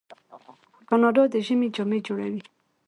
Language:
Pashto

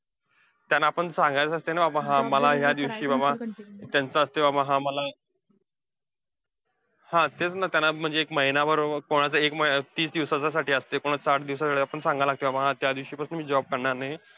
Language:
Marathi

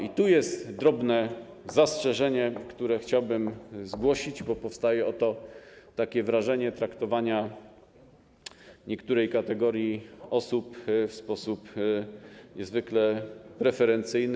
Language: Polish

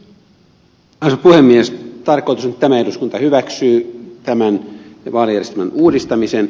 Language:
Finnish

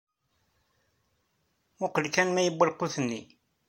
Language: Kabyle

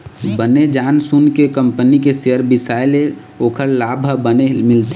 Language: Chhattisgarhi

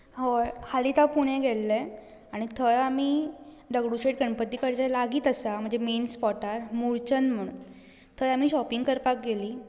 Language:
Konkani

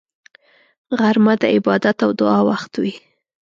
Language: Pashto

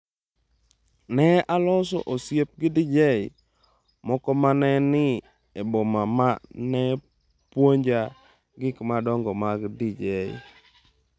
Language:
Luo (Kenya and Tanzania)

